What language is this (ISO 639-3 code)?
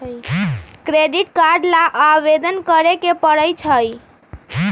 mag